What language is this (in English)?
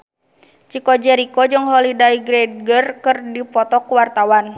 Sundanese